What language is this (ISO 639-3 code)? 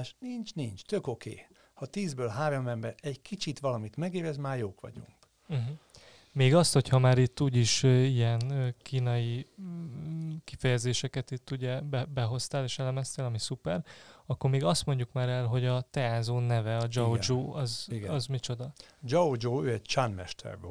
hun